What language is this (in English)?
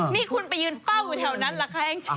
Thai